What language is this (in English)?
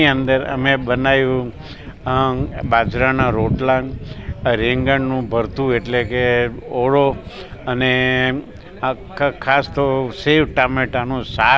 Gujarati